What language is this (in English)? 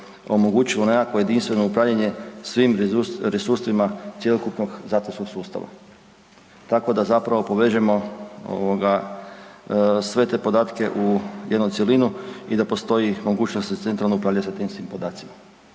Croatian